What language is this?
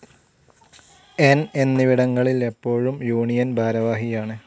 Malayalam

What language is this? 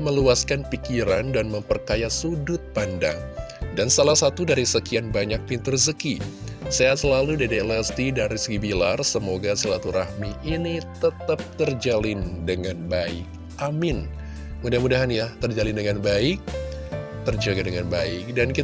Indonesian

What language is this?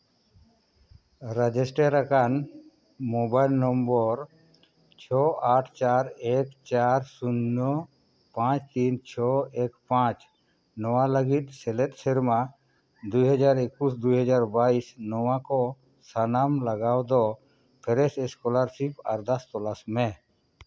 Santali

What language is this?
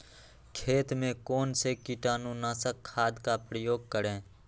Magahi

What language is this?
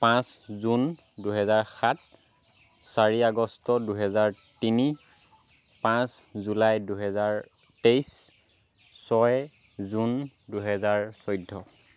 Assamese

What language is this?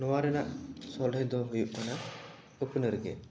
Santali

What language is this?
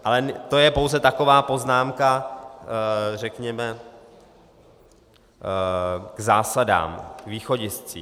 Czech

